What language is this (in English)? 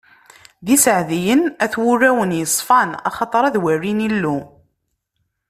Kabyle